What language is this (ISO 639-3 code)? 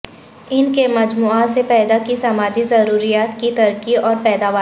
urd